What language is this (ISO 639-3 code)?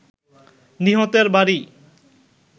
ben